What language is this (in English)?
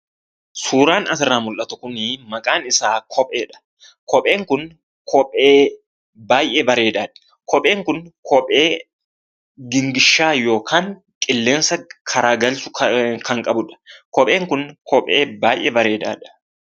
Oromo